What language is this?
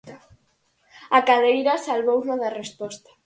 Galician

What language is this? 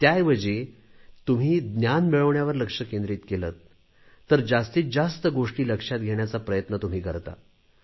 Marathi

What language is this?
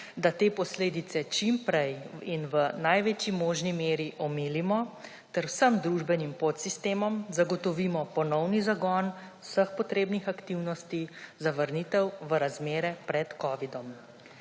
Slovenian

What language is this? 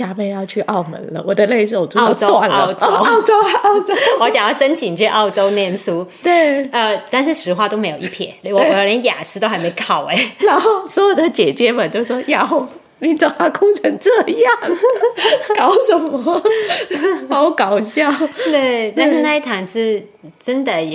Chinese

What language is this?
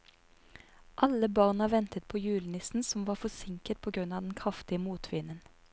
Norwegian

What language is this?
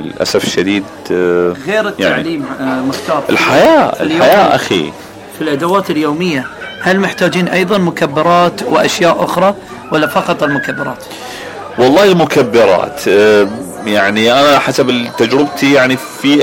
Arabic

